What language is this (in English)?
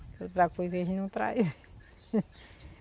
Portuguese